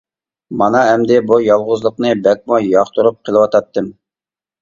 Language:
Uyghur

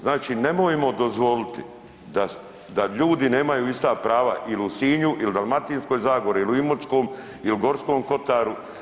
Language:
Croatian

